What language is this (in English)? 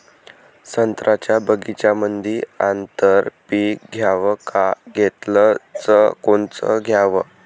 Marathi